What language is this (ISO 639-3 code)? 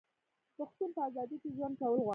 pus